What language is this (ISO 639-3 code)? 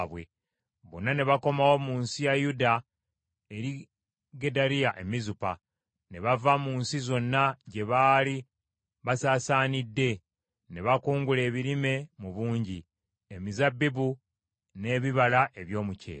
lug